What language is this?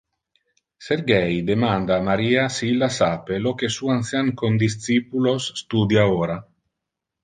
Interlingua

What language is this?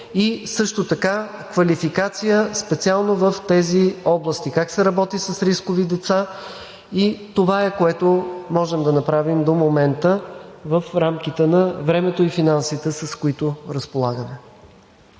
Bulgarian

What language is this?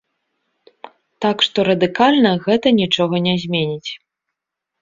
Belarusian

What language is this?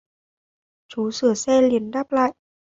Vietnamese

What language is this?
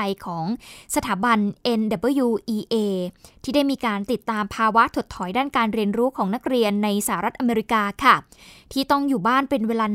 Thai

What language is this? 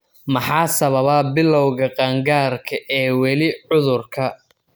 Somali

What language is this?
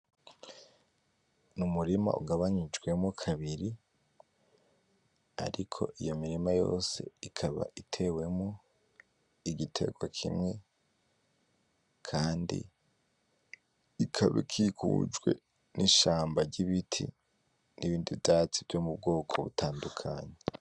Rundi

